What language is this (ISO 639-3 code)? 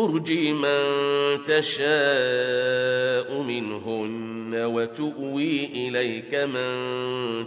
ara